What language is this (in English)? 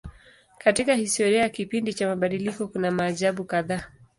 Swahili